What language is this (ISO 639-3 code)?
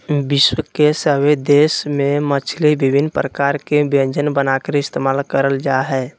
mag